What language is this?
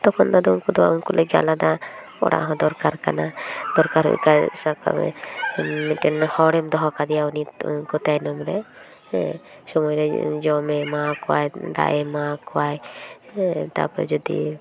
Santali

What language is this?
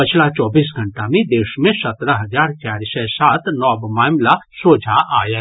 Maithili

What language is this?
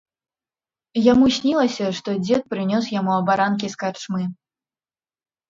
Belarusian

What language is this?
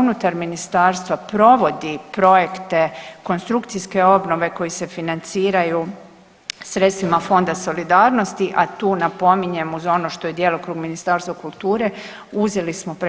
Croatian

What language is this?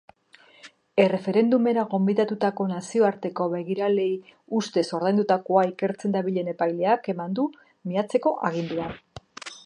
Basque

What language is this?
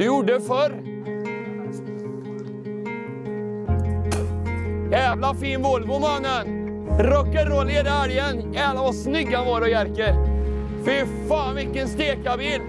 Swedish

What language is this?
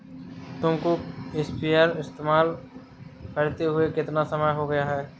Hindi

